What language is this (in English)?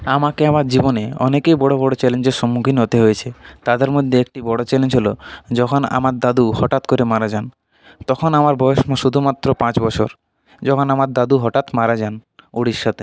Bangla